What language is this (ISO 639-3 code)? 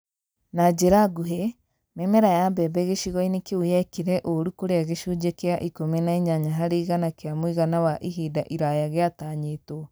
kik